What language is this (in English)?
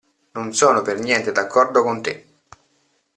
Italian